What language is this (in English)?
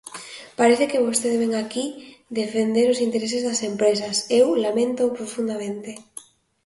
Galician